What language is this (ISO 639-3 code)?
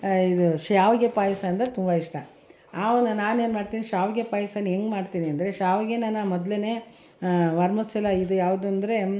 kan